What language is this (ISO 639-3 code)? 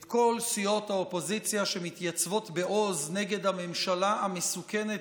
heb